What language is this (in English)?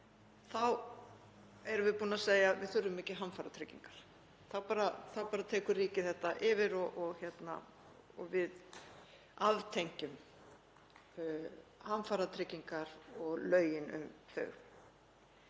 Icelandic